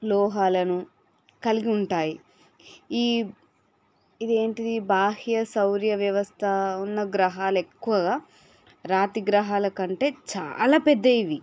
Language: Telugu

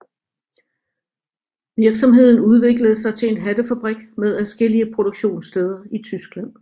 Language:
Danish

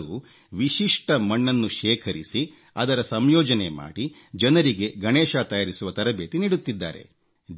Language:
Kannada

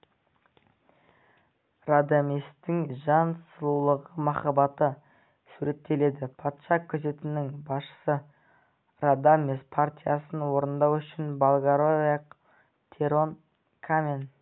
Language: Kazakh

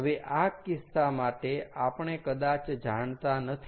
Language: Gujarati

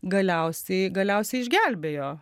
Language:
Lithuanian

